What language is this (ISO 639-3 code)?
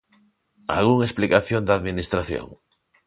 glg